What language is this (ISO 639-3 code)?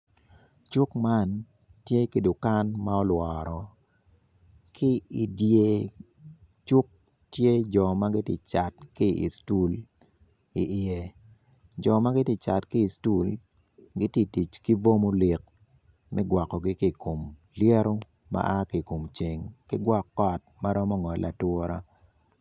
ach